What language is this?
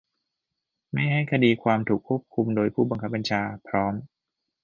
Thai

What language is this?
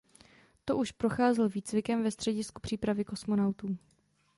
Czech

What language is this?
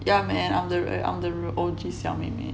English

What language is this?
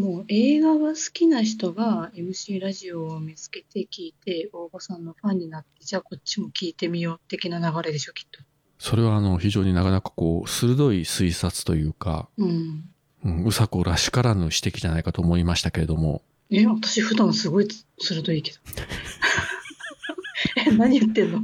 Japanese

